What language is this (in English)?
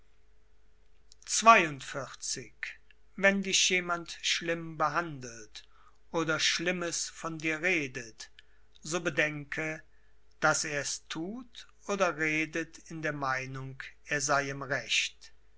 German